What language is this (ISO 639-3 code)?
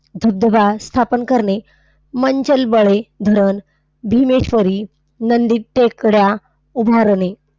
mar